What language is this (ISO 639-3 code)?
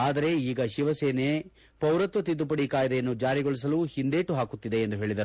kan